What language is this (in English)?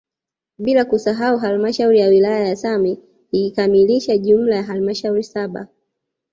Swahili